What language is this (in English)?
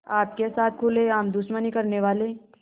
Hindi